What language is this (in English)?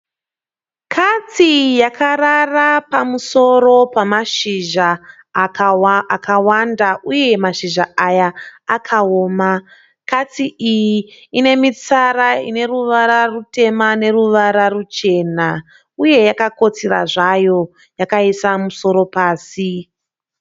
Shona